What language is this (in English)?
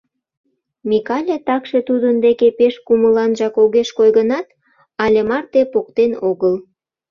Mari